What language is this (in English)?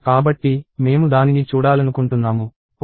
Telugu